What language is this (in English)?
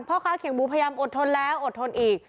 Thai